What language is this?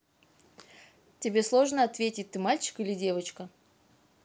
Russian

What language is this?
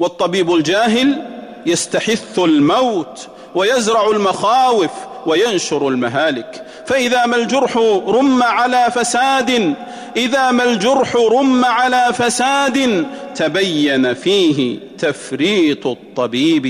Arabic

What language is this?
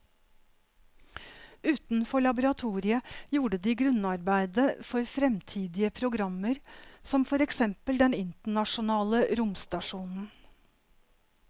Norwegian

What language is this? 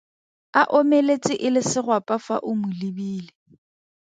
Tswana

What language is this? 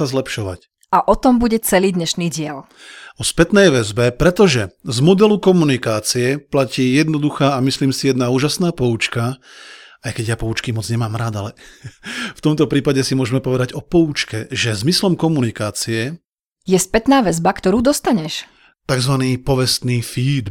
Slovak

